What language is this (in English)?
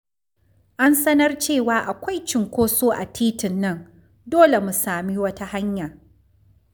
Hausa